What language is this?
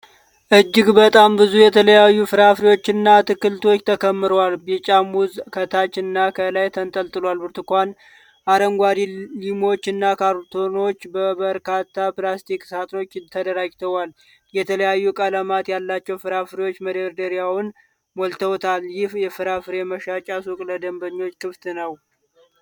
Amharic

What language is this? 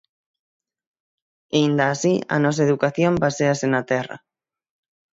Galician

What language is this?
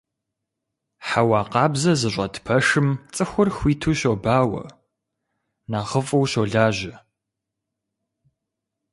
Kabardian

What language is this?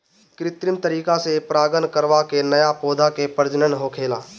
Bhojpuri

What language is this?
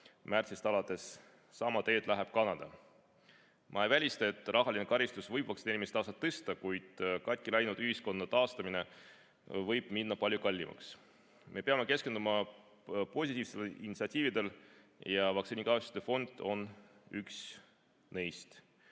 Estonian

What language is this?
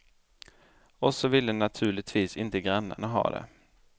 Swedish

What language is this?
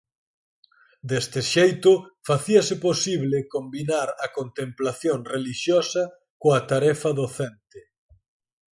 Galician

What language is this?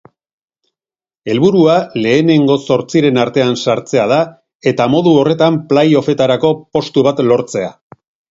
Basque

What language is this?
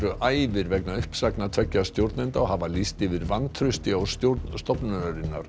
Icelandic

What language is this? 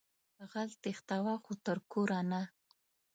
Pashto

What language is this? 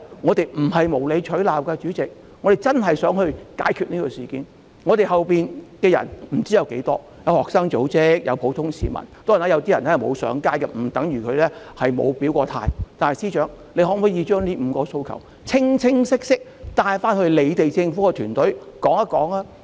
Cantonese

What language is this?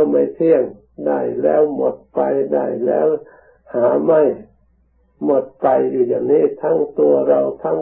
Thai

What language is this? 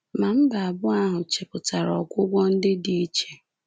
Igbo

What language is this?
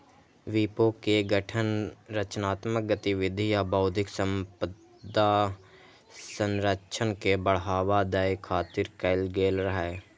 Maithili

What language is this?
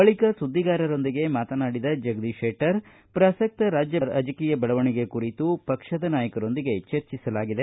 Kannada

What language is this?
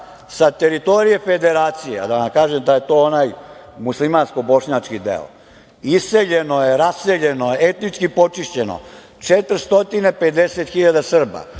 Serbian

